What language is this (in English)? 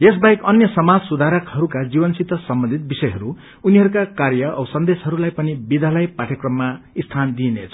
Nepali